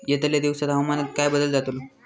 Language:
Marathi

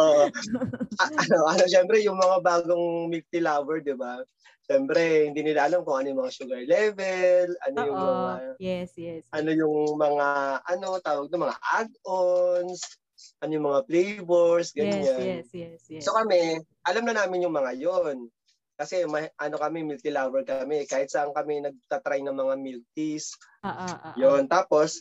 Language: Filipino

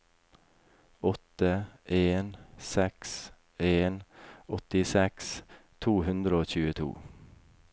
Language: Norwegian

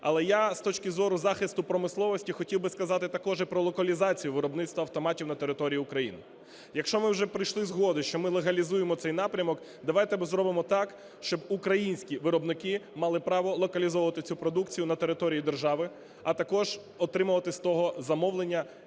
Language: Ukrainian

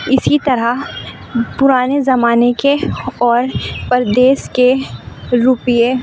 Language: Urdu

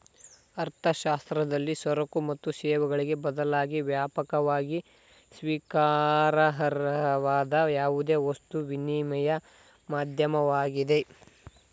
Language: Kannada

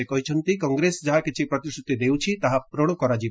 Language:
Odia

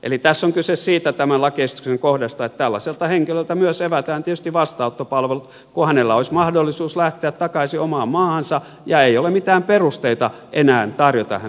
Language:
Finnish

